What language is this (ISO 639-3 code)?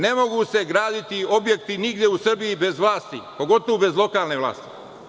srp